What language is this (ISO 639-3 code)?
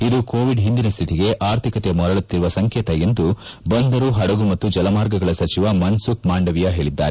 kan